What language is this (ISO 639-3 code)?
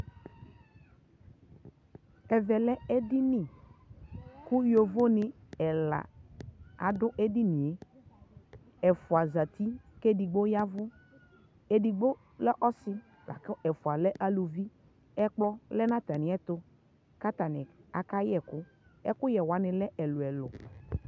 kpo